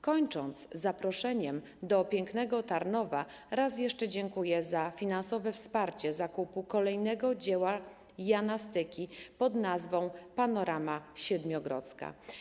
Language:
Polish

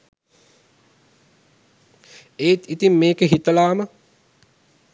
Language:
Sinhala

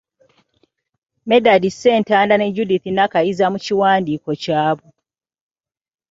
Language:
Ganda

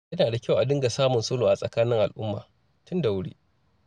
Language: Hausa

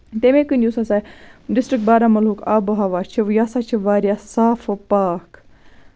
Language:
Kashmiri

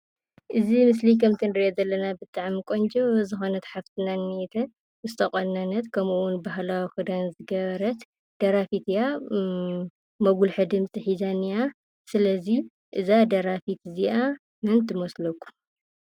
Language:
Tigrinya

